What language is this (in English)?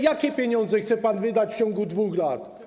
Polish